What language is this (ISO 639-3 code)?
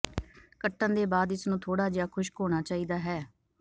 pan